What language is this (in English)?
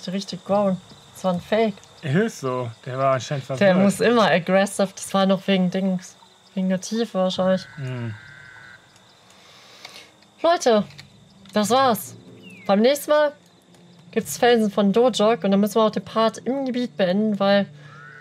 German